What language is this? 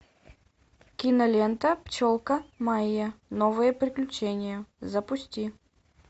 Russian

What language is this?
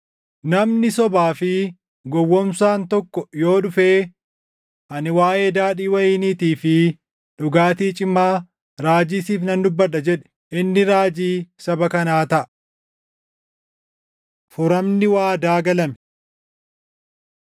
Oromo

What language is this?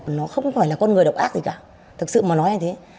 Vietnamese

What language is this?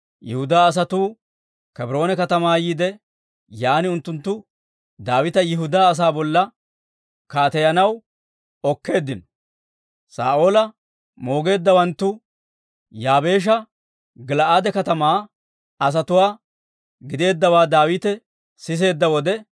Dawro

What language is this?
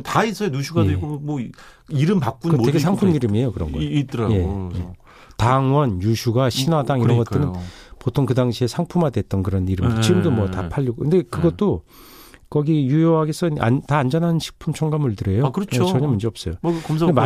Korean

